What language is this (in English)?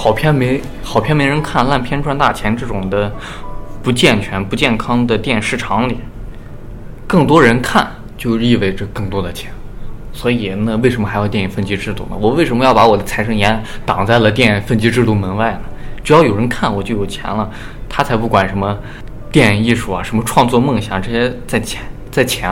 Chinese